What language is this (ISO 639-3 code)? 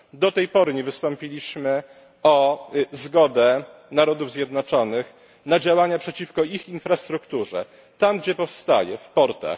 pol